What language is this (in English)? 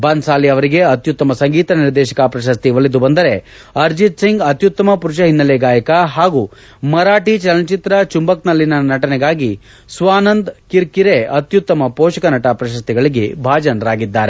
Kannada